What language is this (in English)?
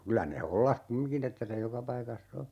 Finnish